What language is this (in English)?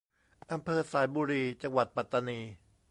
Thai